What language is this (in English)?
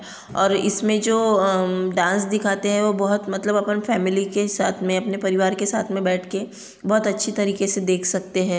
Hindi